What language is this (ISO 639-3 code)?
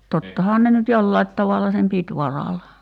fin